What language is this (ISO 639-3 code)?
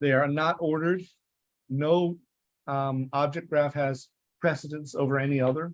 eng